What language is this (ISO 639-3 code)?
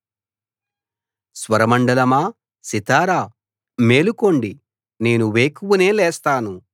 tel